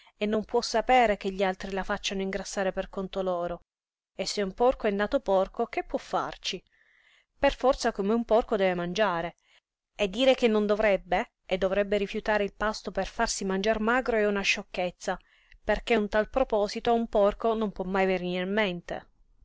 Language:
Italian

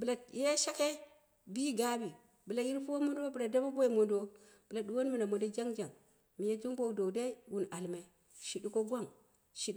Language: Dera (Nigeria)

